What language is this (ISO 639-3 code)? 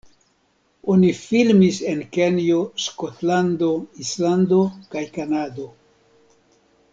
epo